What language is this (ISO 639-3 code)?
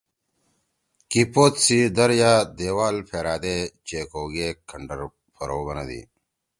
trw